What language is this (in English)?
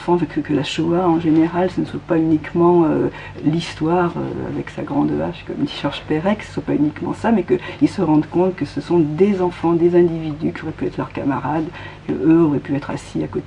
French